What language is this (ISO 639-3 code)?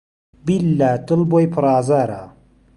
ckb